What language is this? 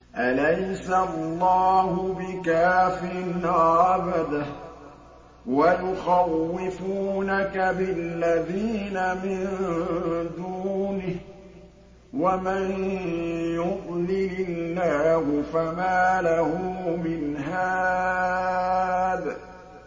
Arabic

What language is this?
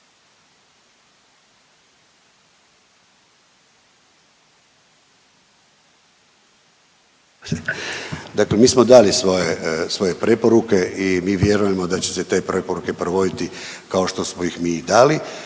Croatian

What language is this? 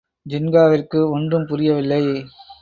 Tamil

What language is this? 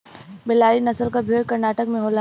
Bhojpuri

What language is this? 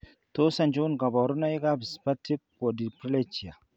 Kalenjin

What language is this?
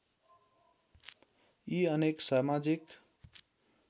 Nepali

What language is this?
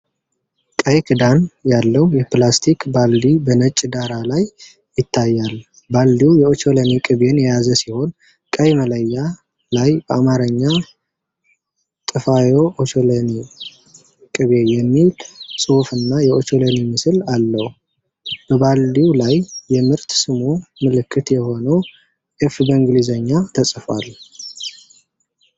Amharic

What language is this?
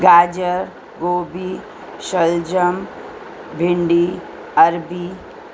Urdu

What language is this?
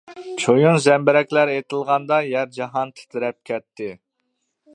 Uyghur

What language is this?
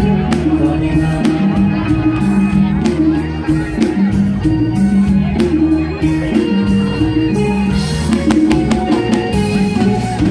Thai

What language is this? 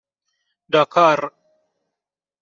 Persian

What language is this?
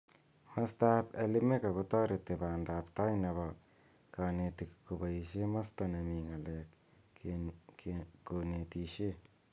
Kalenjin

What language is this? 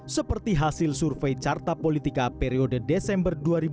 Indonesian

